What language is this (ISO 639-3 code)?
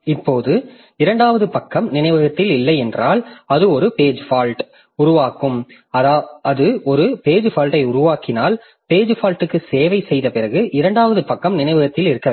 tam